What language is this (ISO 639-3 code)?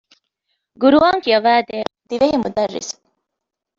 div